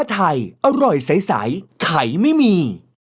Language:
Thai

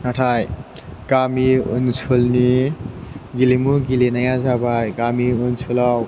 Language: Bodo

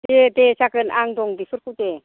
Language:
Bodo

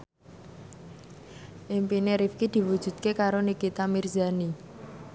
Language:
Javanese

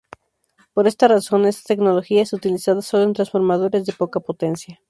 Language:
Spanish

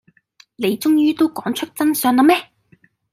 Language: Cantonese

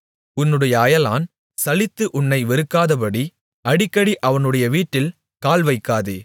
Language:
Tamil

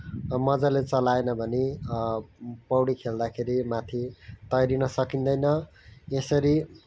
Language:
Nepali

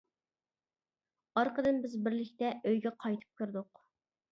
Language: Uyghur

